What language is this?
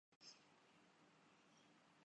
Urdu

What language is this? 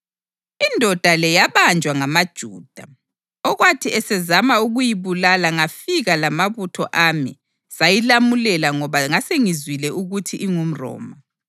North Ndebele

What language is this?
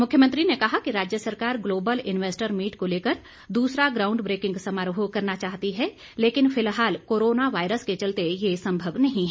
Hindi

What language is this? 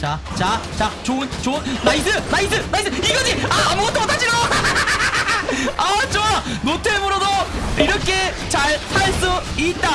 Korean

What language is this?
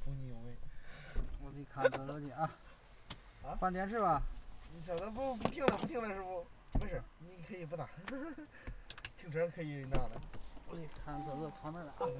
Chinese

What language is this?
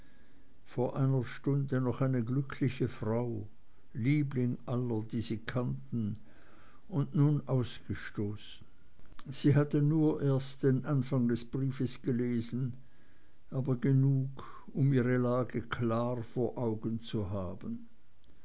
German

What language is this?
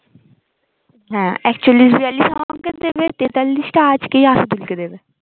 Bangla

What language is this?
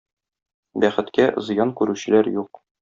Tatar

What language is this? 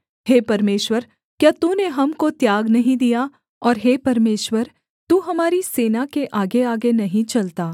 Hindi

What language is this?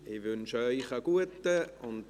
Swiss German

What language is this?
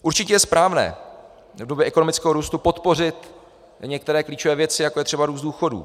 Czech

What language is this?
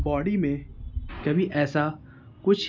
Urdu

